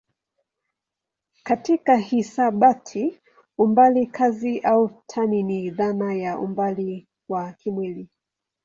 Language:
Swahili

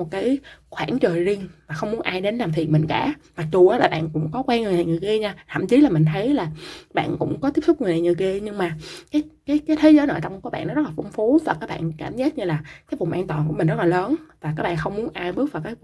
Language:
Vietnamese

